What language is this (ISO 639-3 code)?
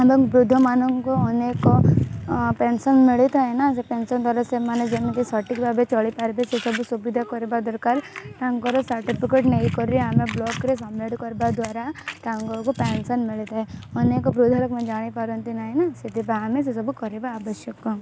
ori